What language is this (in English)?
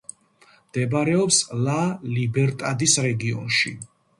Georgian